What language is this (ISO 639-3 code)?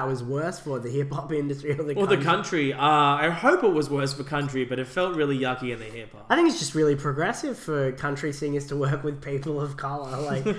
eng